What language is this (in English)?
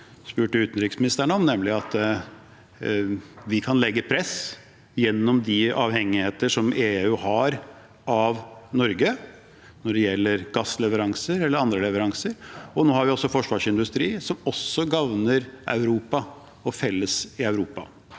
Norwegian